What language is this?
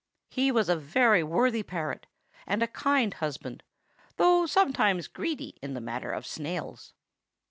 English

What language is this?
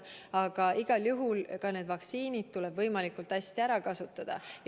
Estonian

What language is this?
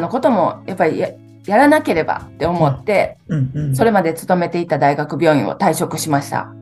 Japanese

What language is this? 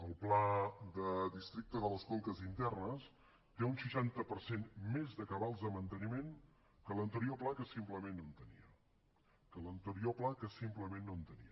Catalan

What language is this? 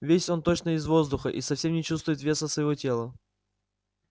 Russian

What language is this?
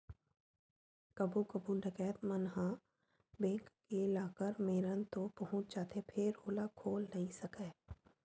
Chhattisgarhi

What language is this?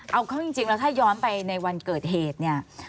Thai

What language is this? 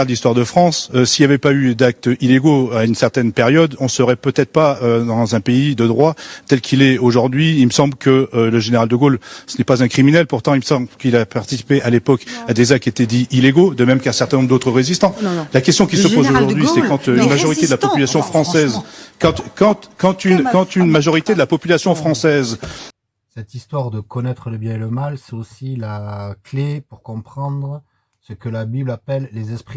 French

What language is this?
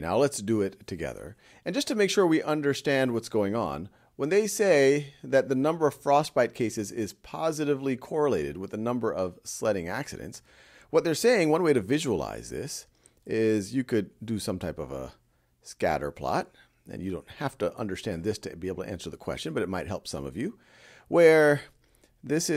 English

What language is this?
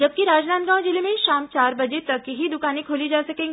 Hindi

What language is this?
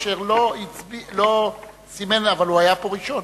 Hebrew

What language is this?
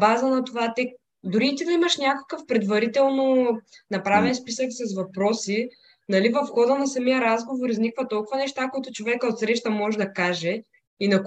Bulgarian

